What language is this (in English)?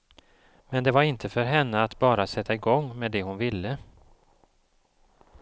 Swedish